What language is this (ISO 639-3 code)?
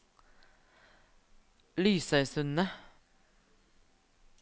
nor